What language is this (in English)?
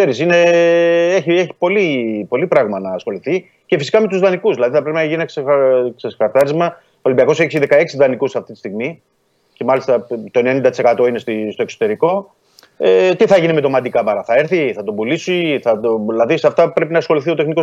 Greek